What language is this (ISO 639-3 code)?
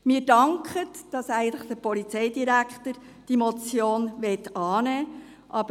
gsw